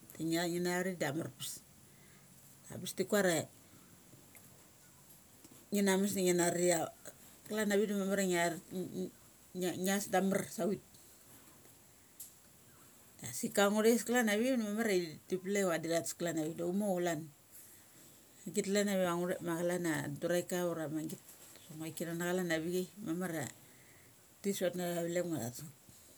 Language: Mali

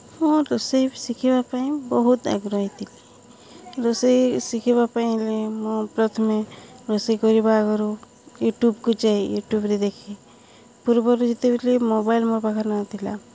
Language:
Odia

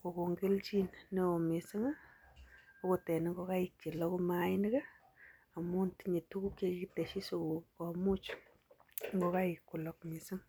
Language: Kalenjin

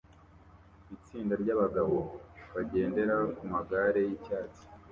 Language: Kinyarwanda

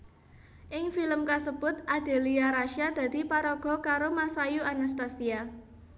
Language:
Javanese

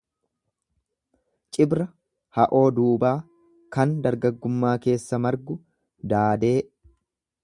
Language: Oromo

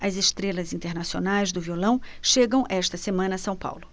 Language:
Portuguese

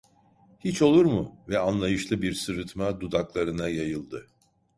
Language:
Turkish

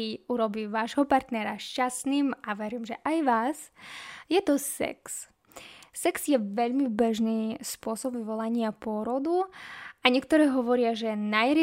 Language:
Slovak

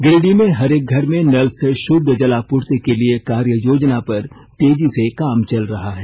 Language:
Hindi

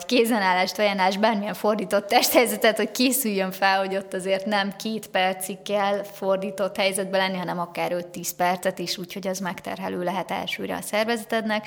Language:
Hungarian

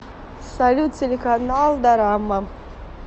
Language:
Russian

